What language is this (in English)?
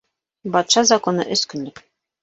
Bashkir